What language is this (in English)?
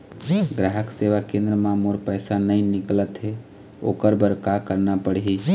Chhattisgarhi